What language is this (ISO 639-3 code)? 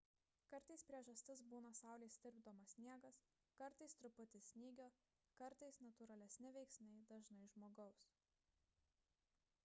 lit